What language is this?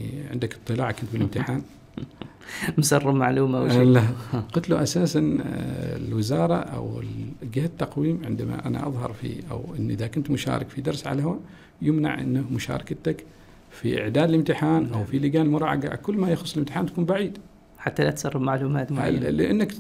Arabic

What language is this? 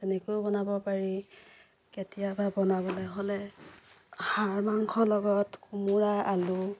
Assamese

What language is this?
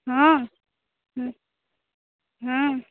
Maithili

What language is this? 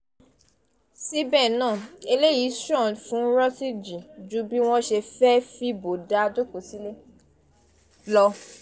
Yoruba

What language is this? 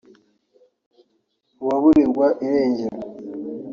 Kinyarwanda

